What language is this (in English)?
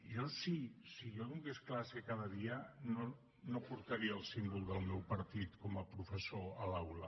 Catalan